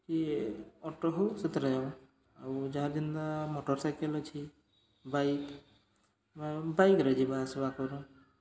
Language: Odia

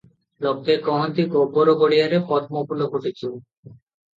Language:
Odia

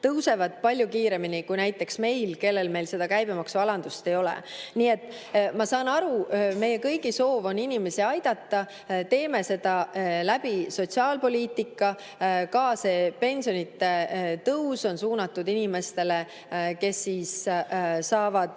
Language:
Estonian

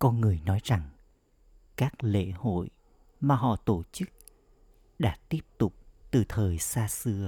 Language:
Vietnamese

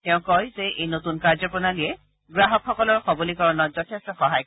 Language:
Assamese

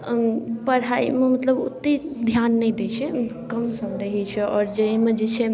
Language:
Maithili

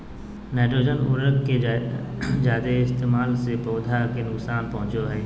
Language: Magahi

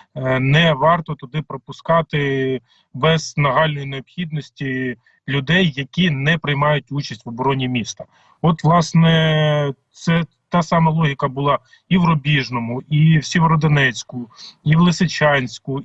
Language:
Ukrainian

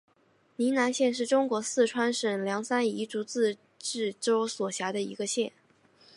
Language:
Chinese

